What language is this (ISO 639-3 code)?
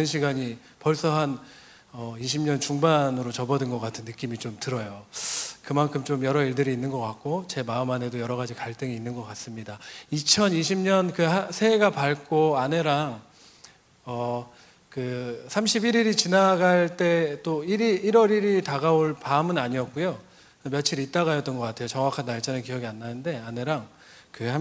kor